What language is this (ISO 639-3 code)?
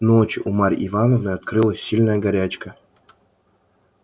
rus